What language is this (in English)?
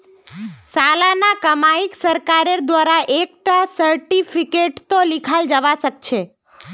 Magahi